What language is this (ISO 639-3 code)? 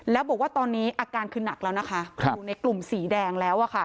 tha